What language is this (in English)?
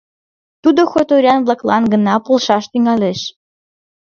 Mari